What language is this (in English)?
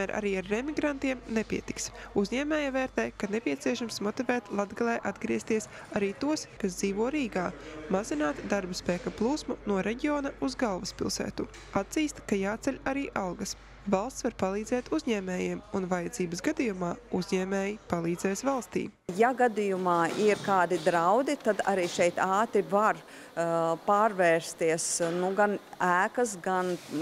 Latvian